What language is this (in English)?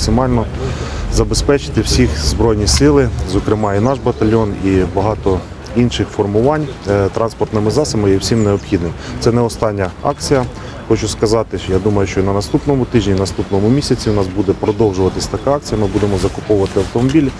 Ukrainian